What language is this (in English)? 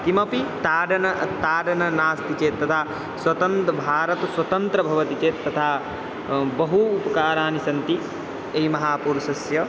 Sanskrit